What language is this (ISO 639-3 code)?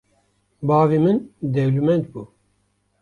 kur